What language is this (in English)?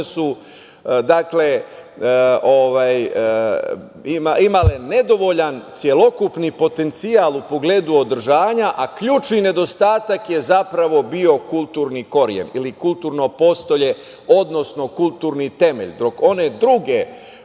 Serbian